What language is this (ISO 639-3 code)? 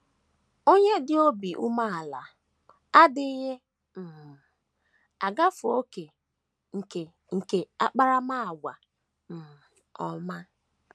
ibo